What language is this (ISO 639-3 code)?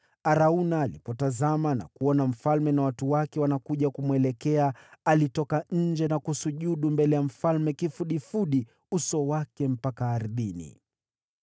swa